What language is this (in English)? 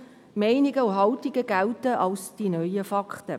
Swiss German